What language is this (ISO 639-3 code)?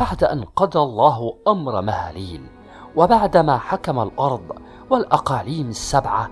ara